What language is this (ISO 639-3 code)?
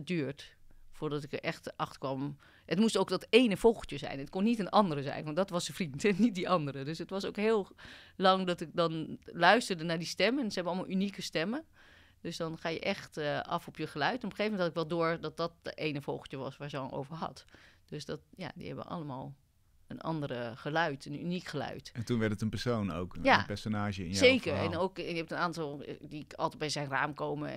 nld